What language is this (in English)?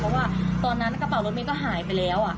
Thai